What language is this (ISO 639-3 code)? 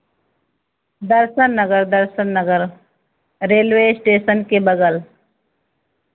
hin